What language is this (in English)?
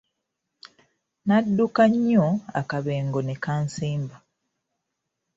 Ganda